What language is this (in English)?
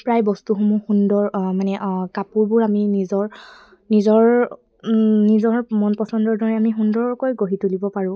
Assamese